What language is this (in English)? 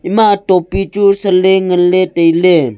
Wancho Naga